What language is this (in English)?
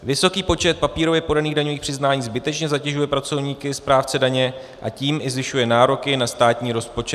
Czech